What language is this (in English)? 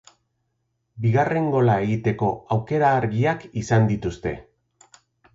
Basque